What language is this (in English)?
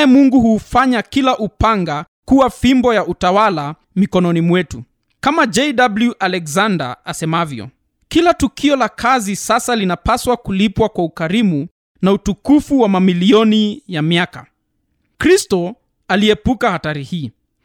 Swahili